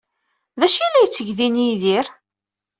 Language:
Kabyle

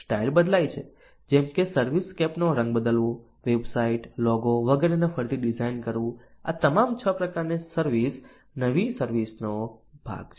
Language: Gujarati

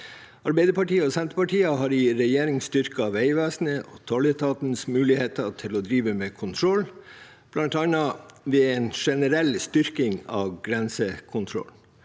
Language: Norwegian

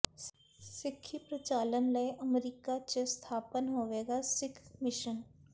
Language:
Punjabi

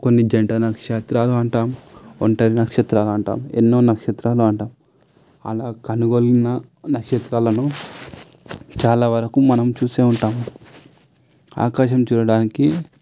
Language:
Telugu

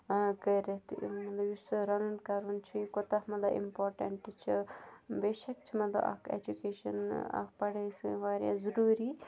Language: Kashmiri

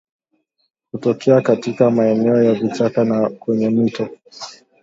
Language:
Swahili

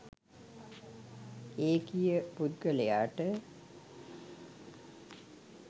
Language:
Sinhala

